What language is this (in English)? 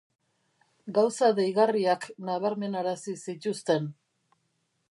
Basque